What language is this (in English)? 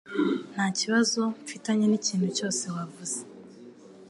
Kinyarwanda